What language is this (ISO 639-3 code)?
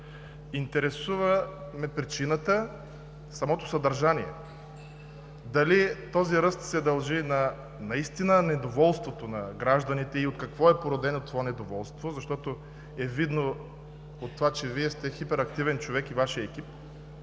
bul